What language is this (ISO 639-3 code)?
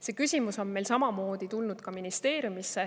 est